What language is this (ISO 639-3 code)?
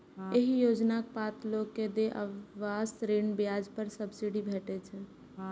mai